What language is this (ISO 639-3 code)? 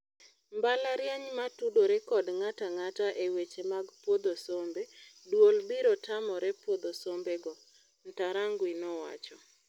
luo